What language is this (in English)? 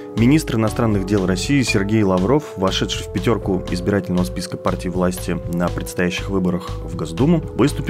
Russian